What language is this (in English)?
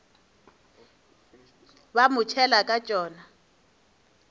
Northern Sotho